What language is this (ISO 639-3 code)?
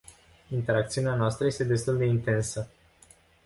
ron